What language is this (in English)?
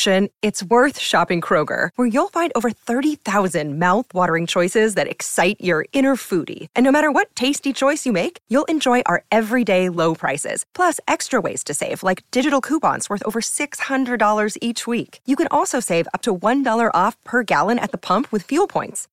Thai